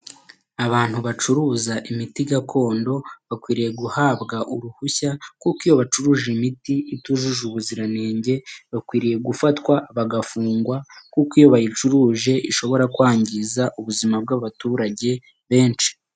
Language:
Kinyarwanda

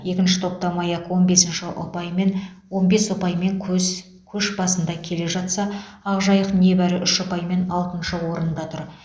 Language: Kazakh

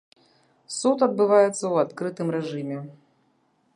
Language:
Belarusian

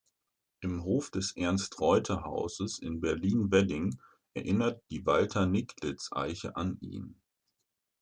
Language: German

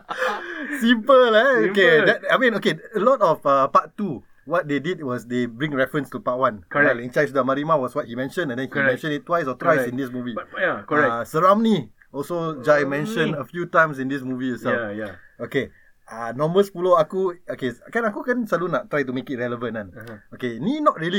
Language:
Malay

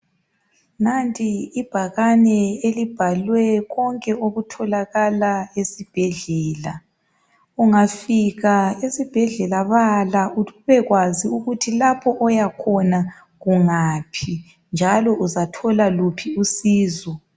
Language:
North Ndebele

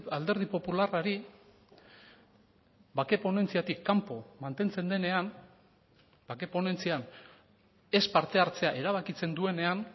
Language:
Basque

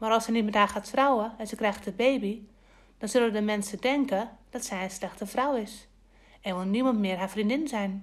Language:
Dutch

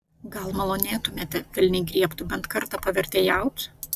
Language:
Lithuanian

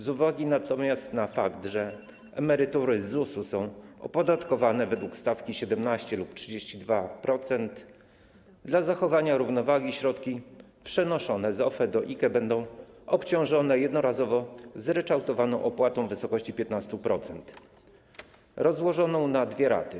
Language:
Polish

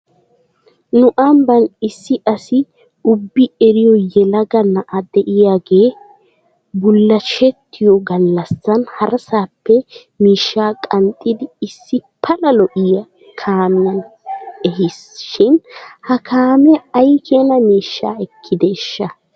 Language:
Wolaytta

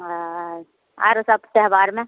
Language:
Maithili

